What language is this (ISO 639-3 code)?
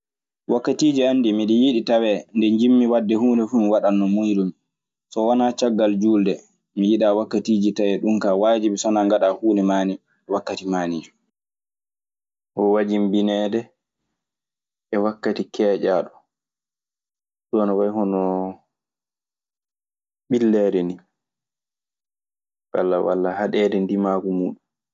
ffm